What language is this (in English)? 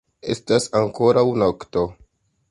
Esperanto